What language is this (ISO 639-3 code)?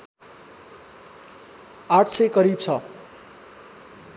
nep